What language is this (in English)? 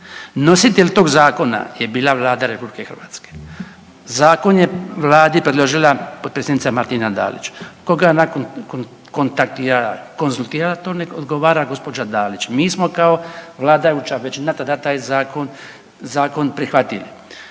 Croatian